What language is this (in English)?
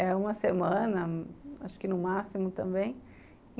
Portuguese